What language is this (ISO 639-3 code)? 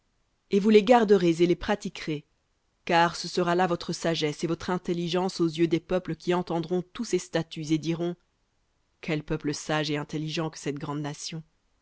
fra